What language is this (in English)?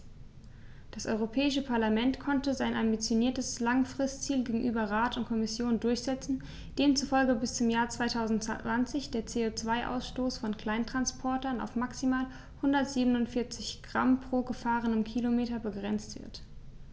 German